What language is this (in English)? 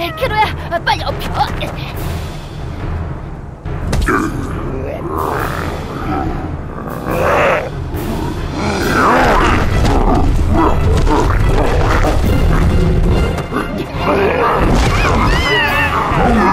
Korean